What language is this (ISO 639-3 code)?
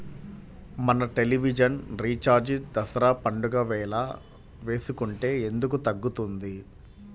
tel